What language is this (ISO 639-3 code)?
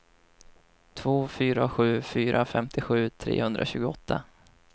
swe